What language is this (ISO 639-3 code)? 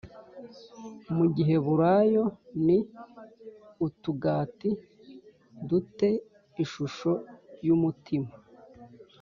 kin